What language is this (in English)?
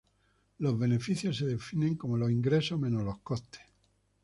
Spanish